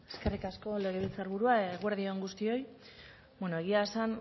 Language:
Basque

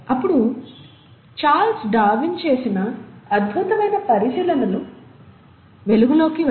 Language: Telugu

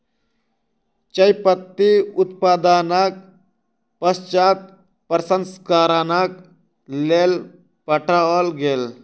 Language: Maithili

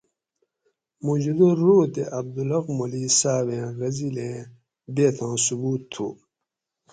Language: Gawri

